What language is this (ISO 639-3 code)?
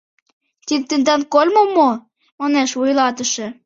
chm